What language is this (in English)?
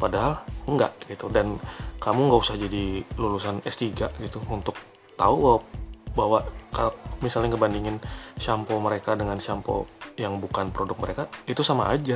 Indonesian